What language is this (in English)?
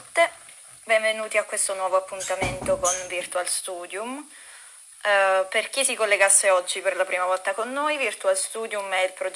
Italian